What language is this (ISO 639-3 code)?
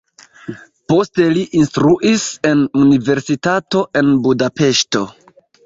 epo